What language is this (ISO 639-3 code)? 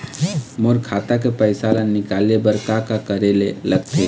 hne